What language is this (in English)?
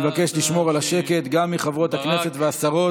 Hebrew